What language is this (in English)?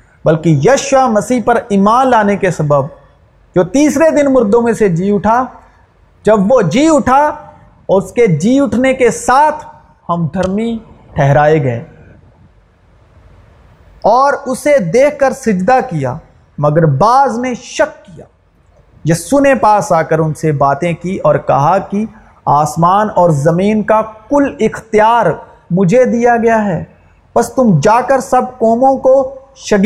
Urdu